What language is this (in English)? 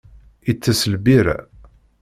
Kabyle